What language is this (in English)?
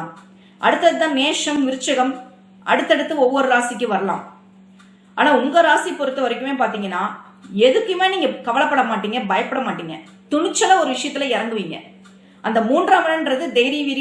Tamil